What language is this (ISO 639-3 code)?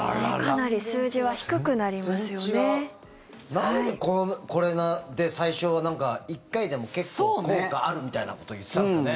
jpn